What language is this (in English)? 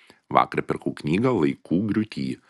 Lithuanian